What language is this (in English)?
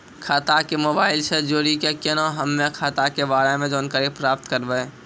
Maithili